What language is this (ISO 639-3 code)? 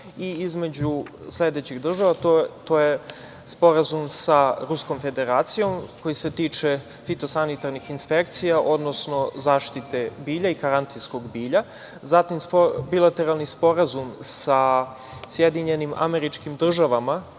srp